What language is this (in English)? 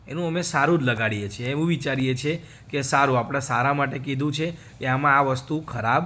Gujarati